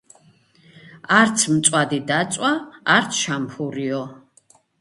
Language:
Georgian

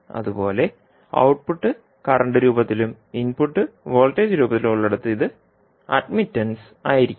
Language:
Malayalam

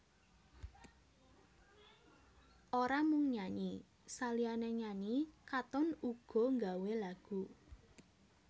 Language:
Javanese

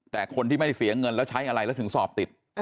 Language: Thai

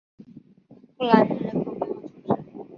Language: Chinese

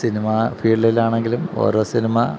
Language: Malayalam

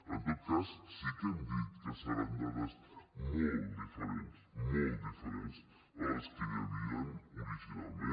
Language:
Catalan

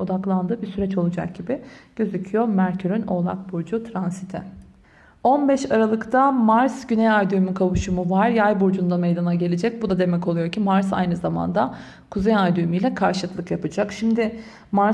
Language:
Turkish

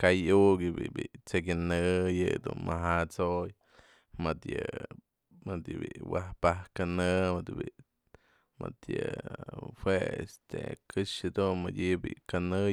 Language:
Mazatlán Mixe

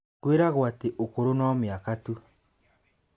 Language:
Kikuyu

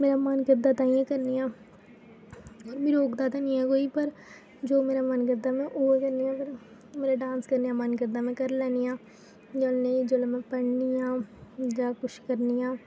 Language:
Dogri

